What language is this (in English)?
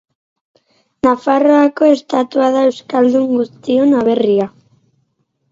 Basque